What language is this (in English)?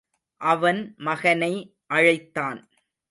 Tamil